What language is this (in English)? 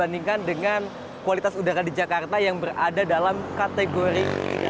Indonesian